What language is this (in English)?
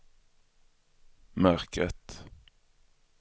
Swedish